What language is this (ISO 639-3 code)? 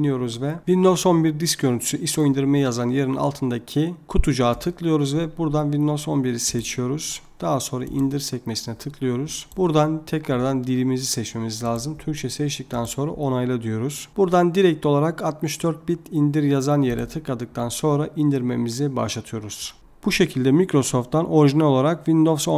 tur